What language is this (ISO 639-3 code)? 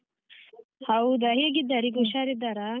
kan